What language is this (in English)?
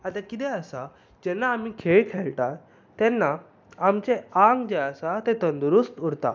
Konkani